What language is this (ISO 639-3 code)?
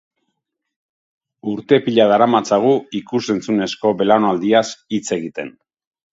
eus